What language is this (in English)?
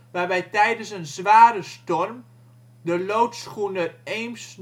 Dutch